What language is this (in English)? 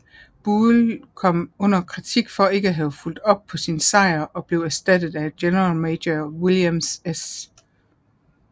Danish